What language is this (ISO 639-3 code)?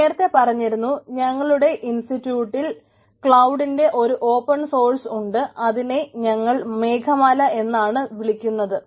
mal